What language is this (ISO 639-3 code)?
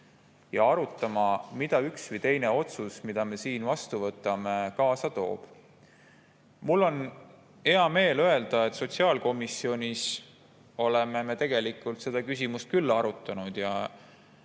est